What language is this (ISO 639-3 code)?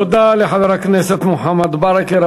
heb